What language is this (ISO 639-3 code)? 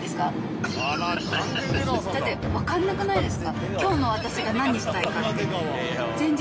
jpn